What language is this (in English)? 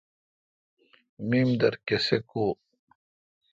Kalkoti